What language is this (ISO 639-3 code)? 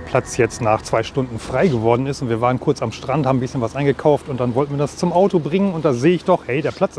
deu